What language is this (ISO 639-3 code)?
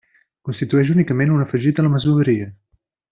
cat